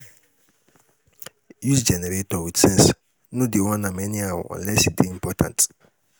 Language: Nigerian Pidgin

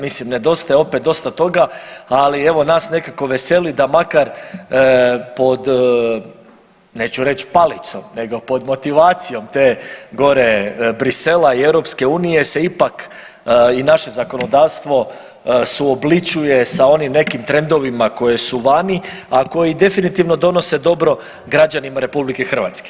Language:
Croatian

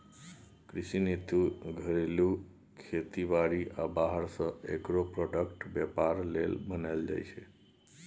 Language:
Maithili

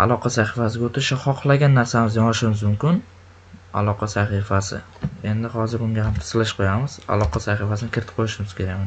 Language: Turkish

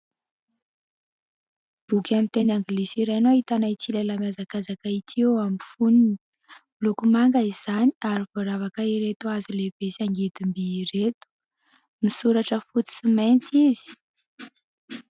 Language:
Malagasy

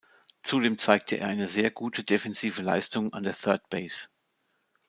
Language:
German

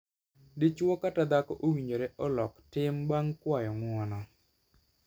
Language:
Luo (Kenya and Tanzania)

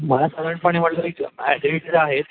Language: Marathi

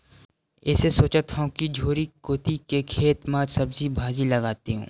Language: Chhattisgarhi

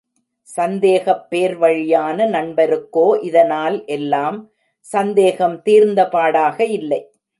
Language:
Tamil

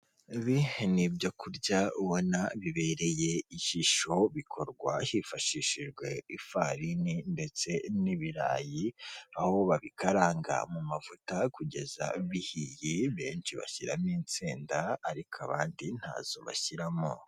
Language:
Kinyarwanda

